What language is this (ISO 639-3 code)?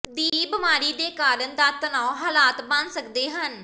pan